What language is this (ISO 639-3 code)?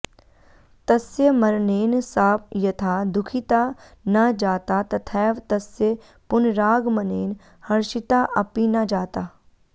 san